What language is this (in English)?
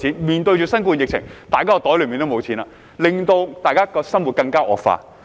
Cantonese